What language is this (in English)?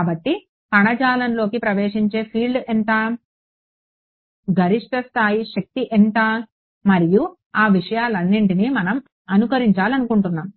Telugu